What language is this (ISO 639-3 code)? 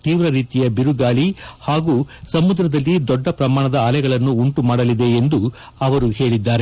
kan